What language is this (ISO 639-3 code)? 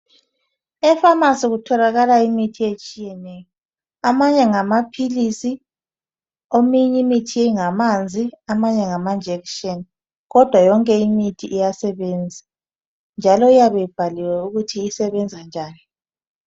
nde